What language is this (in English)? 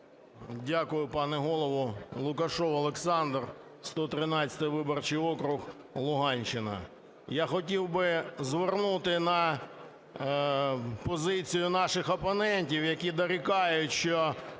Ukrainian